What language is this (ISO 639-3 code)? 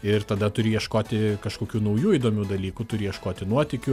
lit